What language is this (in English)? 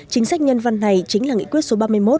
Vietnamese